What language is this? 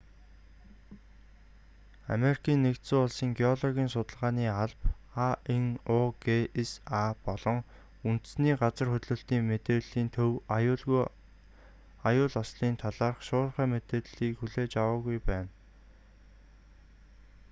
Mongolian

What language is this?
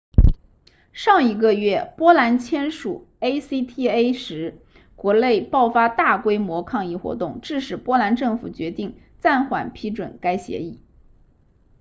Chinese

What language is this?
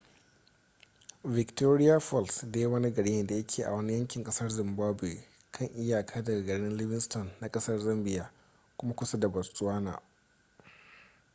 Hausa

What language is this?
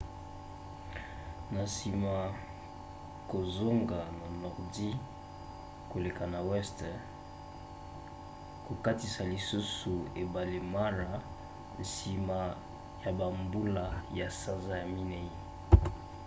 Lingala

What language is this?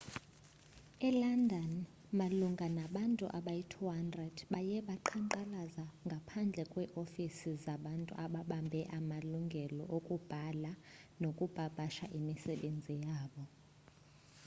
Xhosa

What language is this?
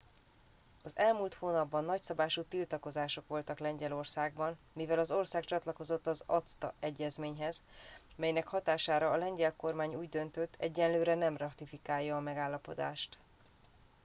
Hungarian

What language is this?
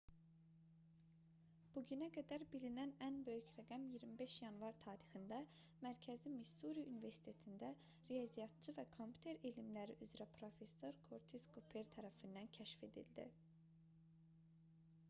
Azerbaijani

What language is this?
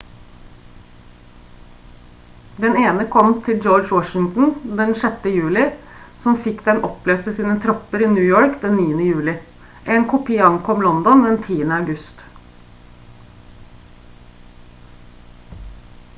Norwegian Bokmål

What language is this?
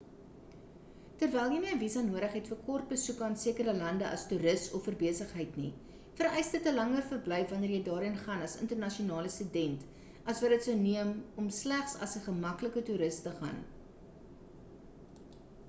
Afrikaans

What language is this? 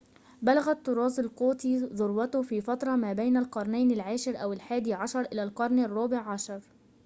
Arabic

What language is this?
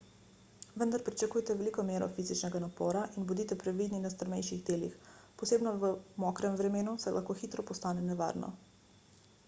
Slovenian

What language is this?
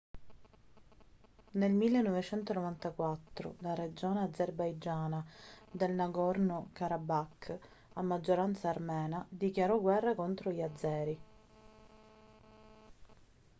Italian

